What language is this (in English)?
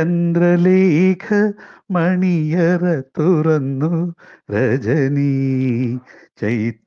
Malayalam